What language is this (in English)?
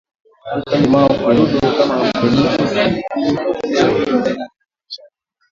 Swahili